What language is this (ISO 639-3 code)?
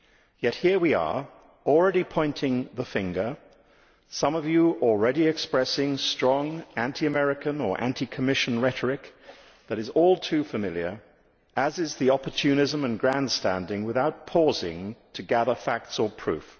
eng